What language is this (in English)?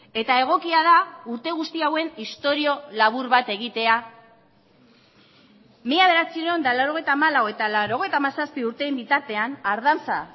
Basque